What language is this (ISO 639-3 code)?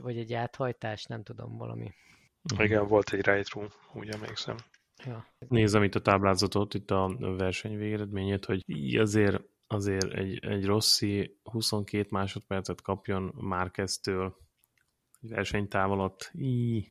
hun